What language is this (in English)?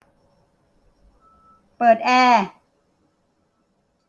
Thai